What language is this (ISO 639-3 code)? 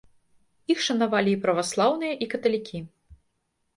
bel